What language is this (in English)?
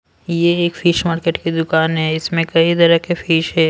Hindi